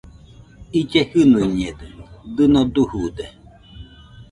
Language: Nüpode Huitoto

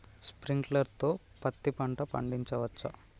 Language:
Telugu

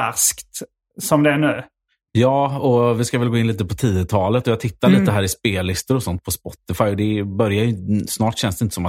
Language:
Swedish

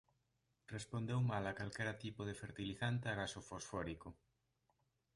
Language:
Galician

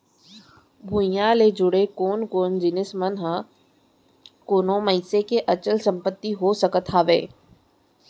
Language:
Chhattisgarhi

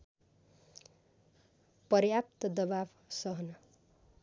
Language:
Nepali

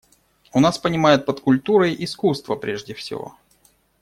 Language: Russian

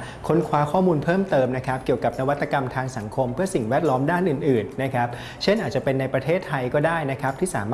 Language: Thai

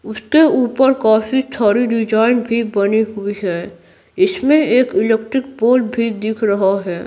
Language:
Hindi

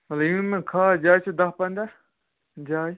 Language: Kashmiri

